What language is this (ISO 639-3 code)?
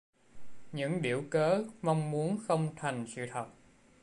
vie